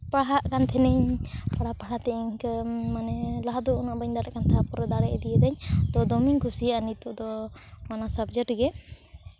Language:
Santali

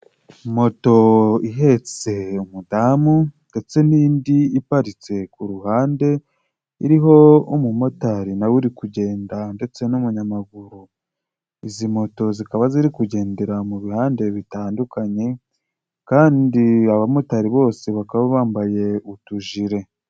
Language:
Kinyarwanda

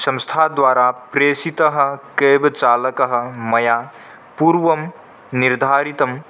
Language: Sanskrit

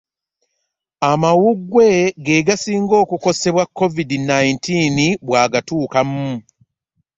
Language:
Ganda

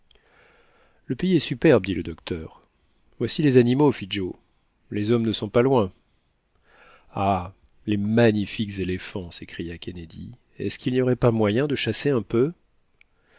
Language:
French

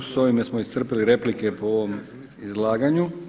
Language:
Croatian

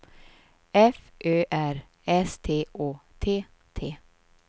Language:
Swedish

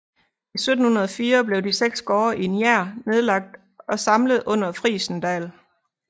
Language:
Danish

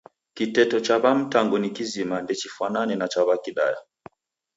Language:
Taita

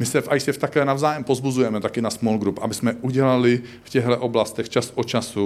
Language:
Czech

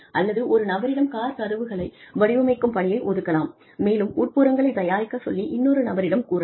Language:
Tamil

